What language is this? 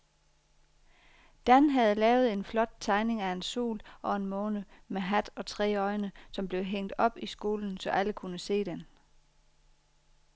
Danish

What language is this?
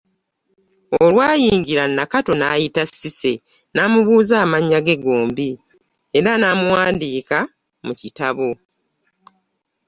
Ganda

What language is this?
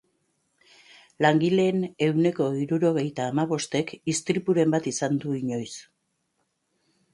Basque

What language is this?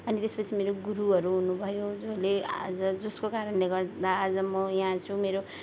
Nepali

